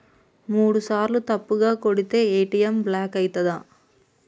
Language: Telugu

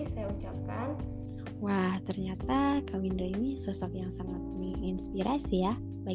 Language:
Indonesian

